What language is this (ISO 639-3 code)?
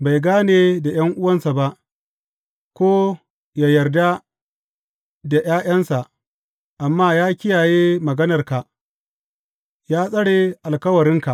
hau